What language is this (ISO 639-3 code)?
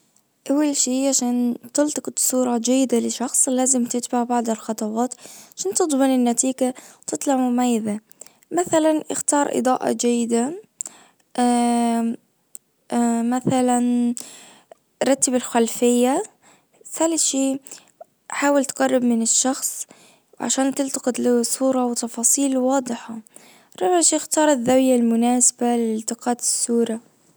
ars